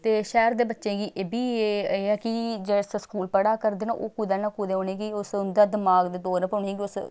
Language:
Dogri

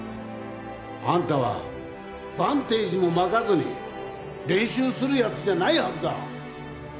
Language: Japanese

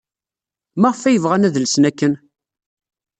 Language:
Kabyle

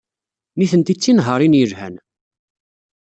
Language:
Kabyle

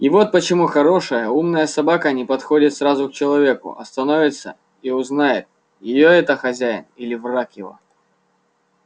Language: Russian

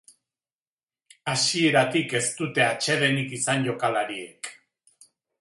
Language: Basque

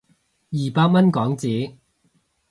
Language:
Cantonese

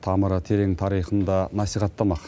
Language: Kazakh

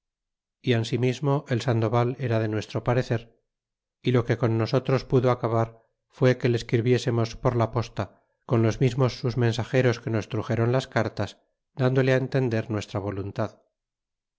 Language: Spanish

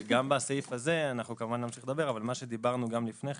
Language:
Hebrew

